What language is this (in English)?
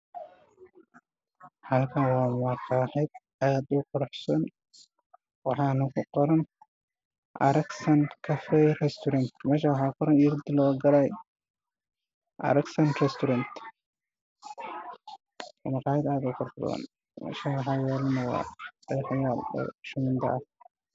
Somali